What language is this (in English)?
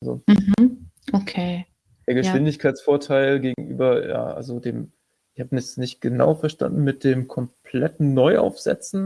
German